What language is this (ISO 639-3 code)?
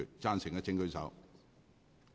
yue